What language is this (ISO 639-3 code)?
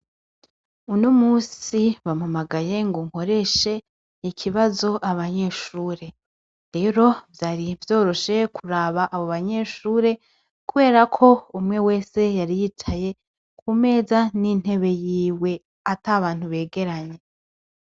run